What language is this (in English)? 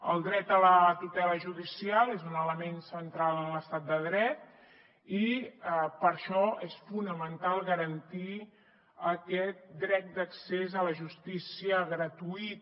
Catalan